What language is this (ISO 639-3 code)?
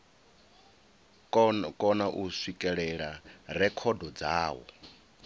ven